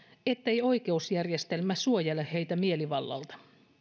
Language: Finnish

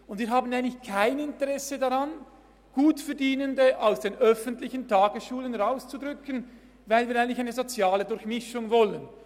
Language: Swiss German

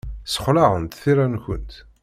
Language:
Kabyle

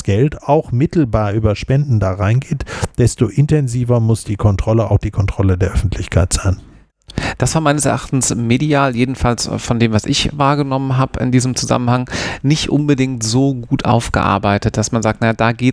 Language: German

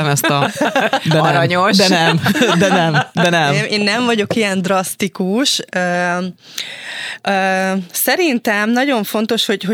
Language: Hungarian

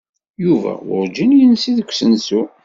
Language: Kabyle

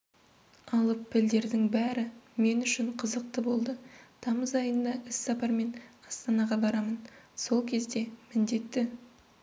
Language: Kazakh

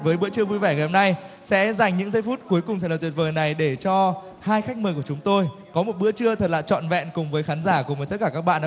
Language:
Vietnamese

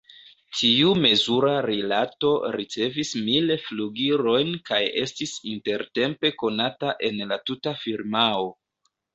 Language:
Esperanto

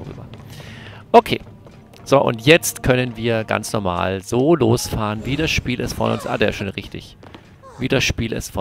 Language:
German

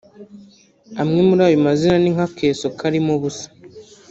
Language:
Kinyarwanda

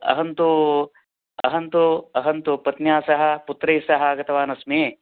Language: Sanskrit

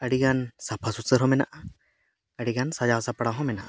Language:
Santali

